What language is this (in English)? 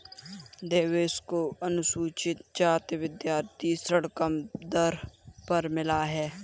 Hindi